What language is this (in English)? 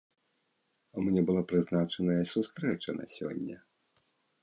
Belarusian